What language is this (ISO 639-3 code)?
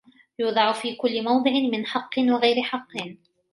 ara